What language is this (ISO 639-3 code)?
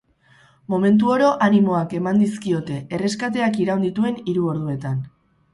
eus